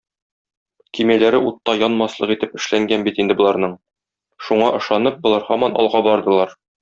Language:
Tatar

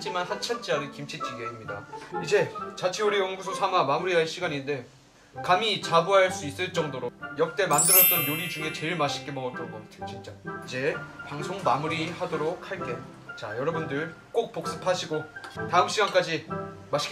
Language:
Korean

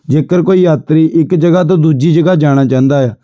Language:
Punjabi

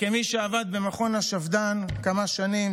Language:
Hebrew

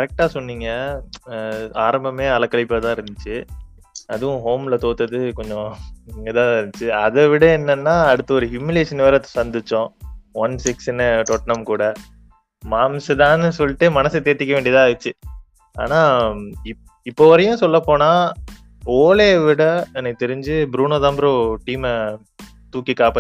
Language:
Tamil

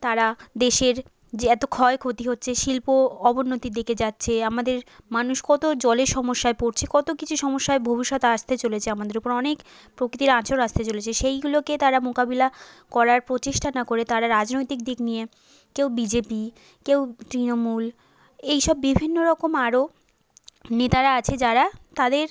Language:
Bangla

